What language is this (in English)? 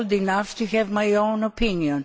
English